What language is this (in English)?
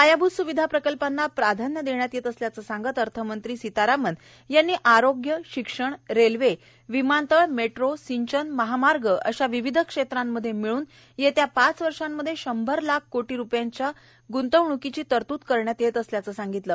Marathi